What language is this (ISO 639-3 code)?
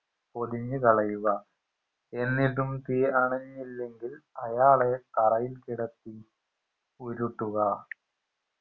mal